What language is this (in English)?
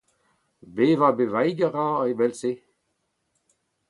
Breton